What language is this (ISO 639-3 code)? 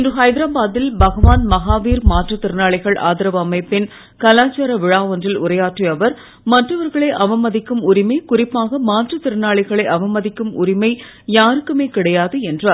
tam